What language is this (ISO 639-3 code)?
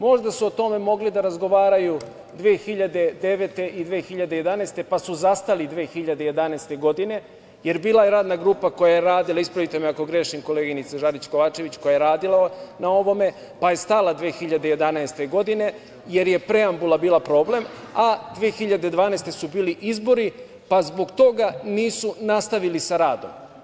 srp